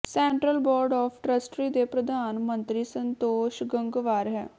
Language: Punjabi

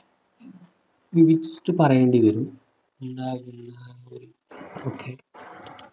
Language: Malayalam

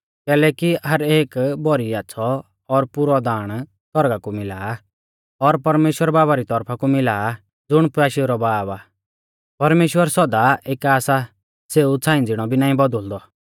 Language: Mahasu Pahari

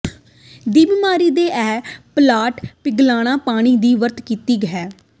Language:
Punjabi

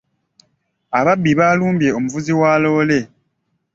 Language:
Ganda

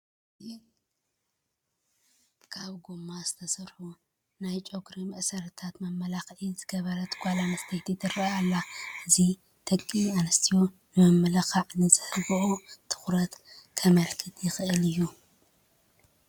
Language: Tigrinya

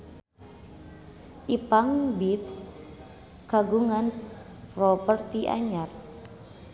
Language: Sundanese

